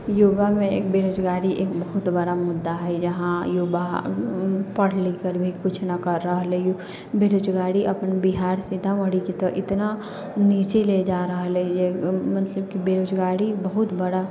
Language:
Maithili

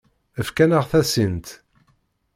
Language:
Kabyle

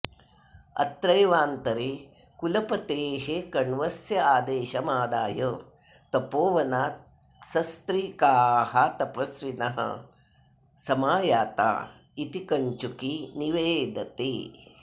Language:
Sanskrit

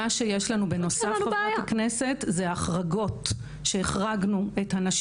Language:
Hebrew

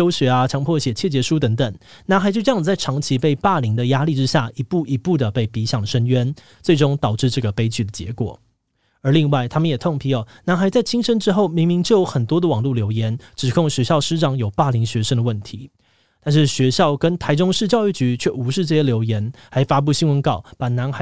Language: Chinese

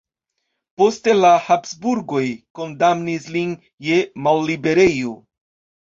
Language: Esperanto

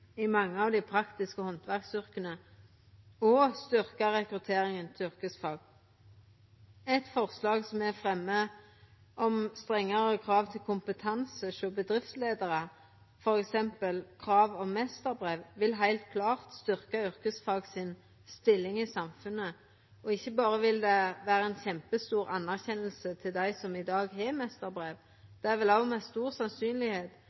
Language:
Norwegian Nynorsk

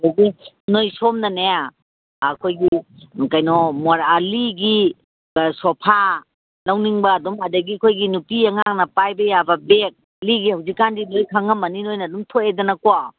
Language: Manipuri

